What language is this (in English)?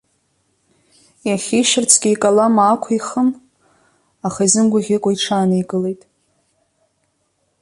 Abkhazian